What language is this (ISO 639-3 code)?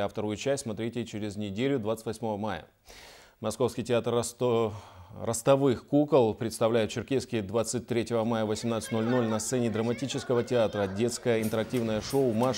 rus